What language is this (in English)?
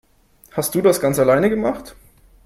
German